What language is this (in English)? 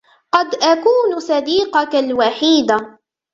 Arabic